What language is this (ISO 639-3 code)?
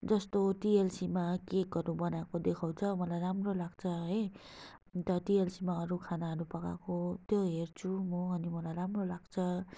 nep